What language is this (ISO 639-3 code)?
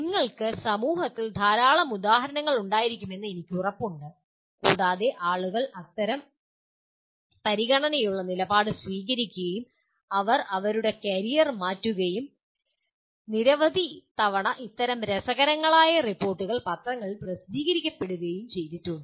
mal